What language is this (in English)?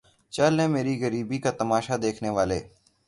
Urdu